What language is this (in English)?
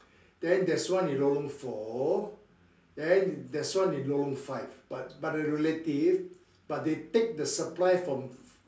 English